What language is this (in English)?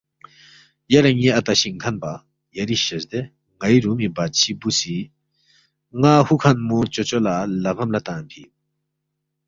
Balti